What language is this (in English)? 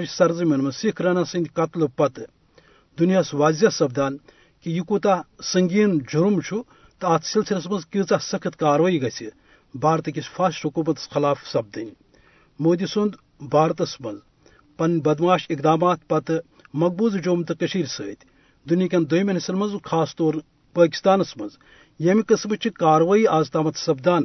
Urdu